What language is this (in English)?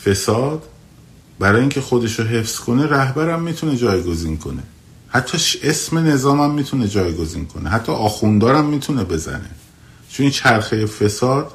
Persian